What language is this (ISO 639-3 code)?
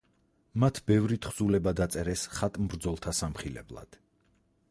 kat